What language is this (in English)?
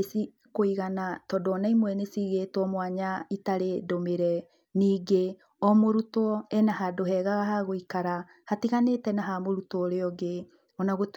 Kikuyu